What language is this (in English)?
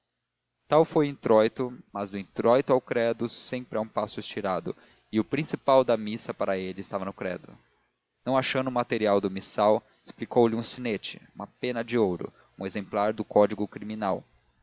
Portuguese